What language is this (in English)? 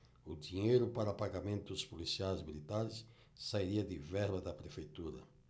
Portuguese